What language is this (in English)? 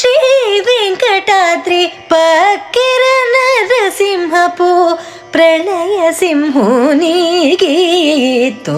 Hindi